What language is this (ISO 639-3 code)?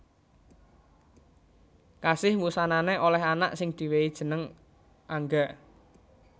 jav